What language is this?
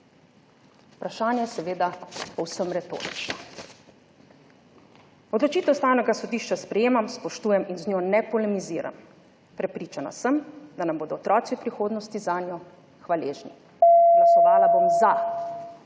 Slovenian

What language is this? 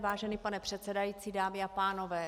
Czech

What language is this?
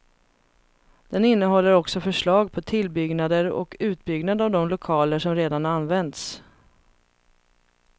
Swedish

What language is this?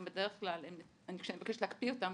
Hebrew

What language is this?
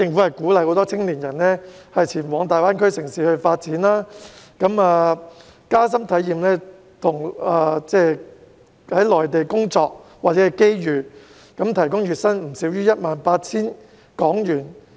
Cantonese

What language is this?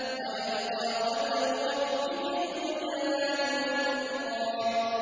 Arabic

